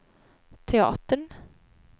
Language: Swedish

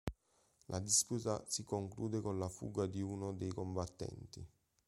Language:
Italian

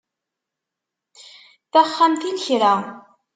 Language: Kabyle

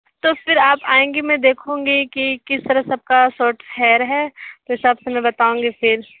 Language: Hindi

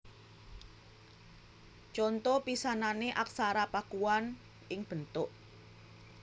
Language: Javanese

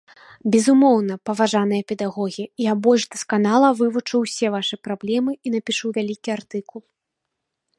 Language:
Belarusian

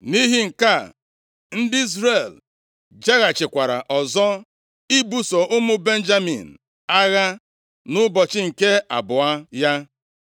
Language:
Igbo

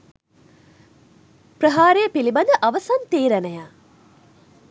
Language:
Sinhala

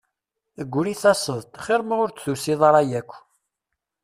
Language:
Kabyle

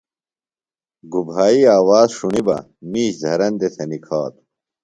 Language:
Phalura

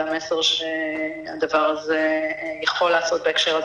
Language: Hebrew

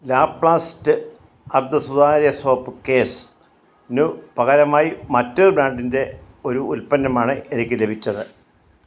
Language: Malayalam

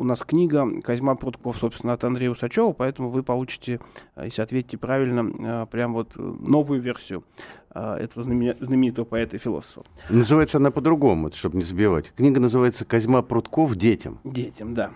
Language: Russian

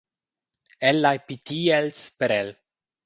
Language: Romansh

